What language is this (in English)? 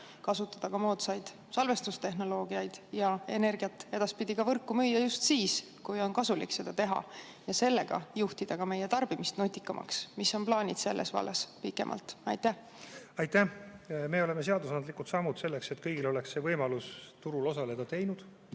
Estonian